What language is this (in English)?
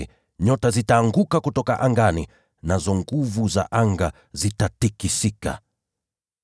Swahili